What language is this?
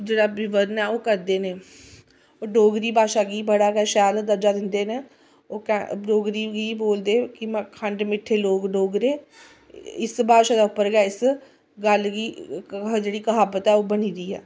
Dogri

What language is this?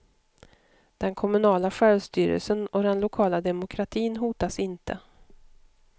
Swedish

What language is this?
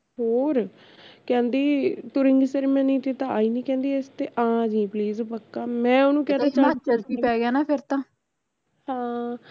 Punjabi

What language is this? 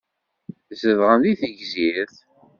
Kabyle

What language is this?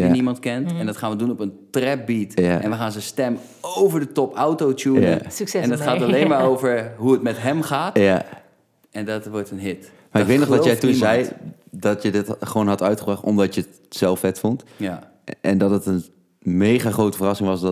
Dutch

